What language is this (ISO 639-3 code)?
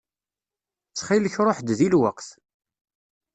kab